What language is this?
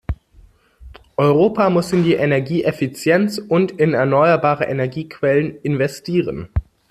German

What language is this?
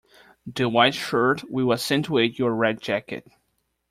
English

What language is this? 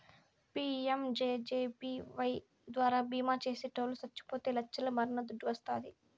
Telugu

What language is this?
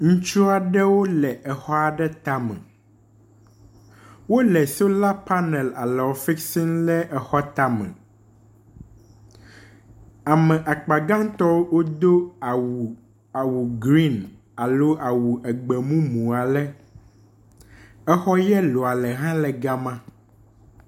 Ewe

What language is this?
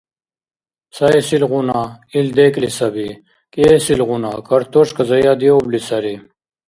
Dargwa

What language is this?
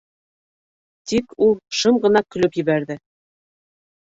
Bashkir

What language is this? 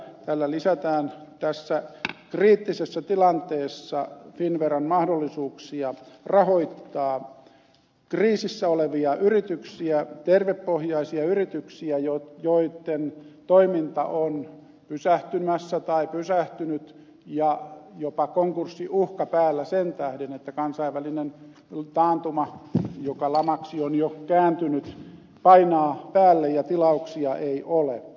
Finnish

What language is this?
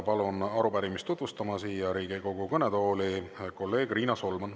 Estonian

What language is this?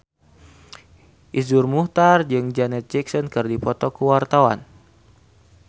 Sundanese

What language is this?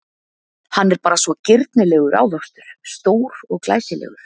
Icelandic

